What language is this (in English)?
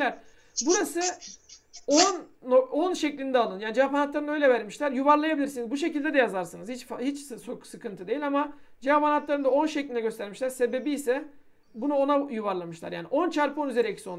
Turkish